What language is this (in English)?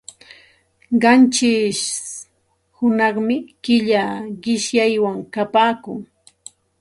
Santa Ana de Tusi Pasco Quechua